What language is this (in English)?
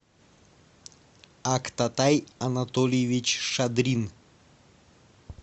Russian